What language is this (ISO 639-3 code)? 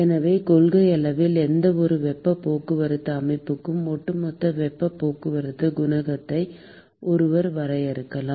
tam